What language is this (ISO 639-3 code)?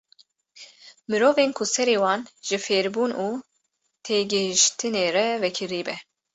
kur